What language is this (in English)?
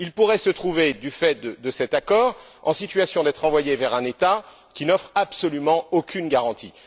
French